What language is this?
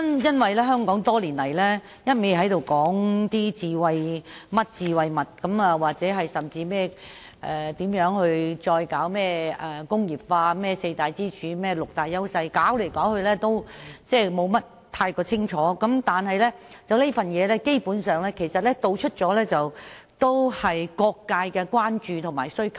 Cantonese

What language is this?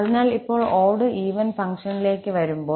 Malayalam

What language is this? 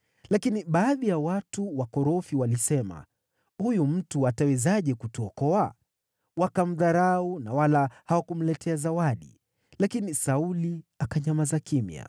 Swahili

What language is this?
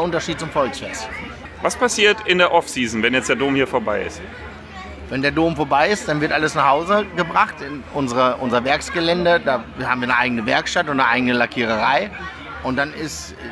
German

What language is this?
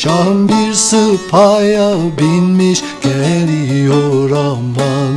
Turkish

